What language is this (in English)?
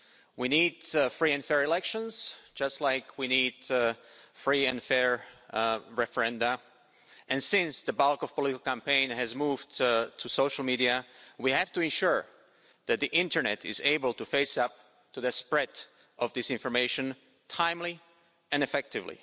English